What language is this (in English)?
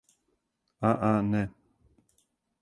Serbian